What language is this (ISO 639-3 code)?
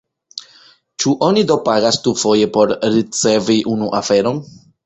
epo